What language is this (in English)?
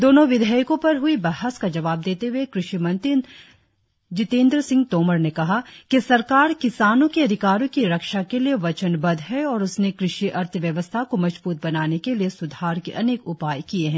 Hindi